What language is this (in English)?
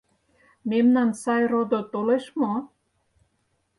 Mari